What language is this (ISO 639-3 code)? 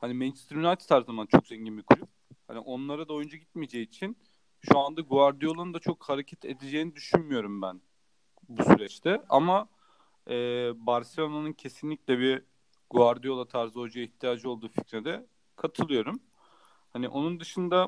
tur